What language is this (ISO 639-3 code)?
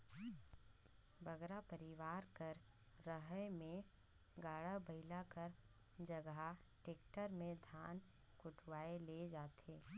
hne